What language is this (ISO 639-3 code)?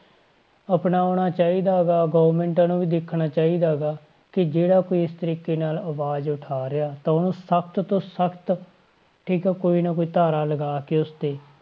pan